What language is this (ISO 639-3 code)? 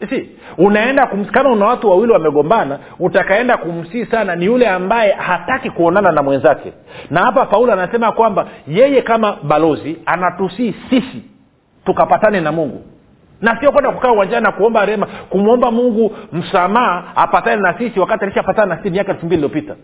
swa